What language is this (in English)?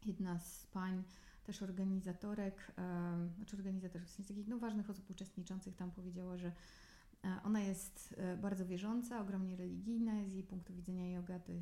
Polish